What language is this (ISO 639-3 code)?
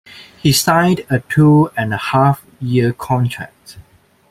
eng